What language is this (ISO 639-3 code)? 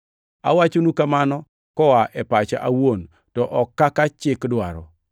luo